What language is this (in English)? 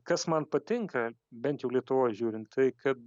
Lithuanian